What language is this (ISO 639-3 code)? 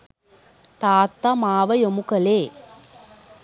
sin